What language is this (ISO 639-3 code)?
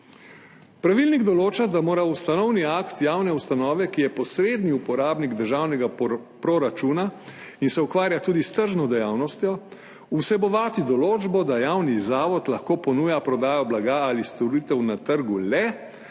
slv